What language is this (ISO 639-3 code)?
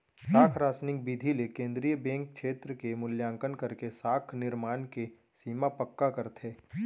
hne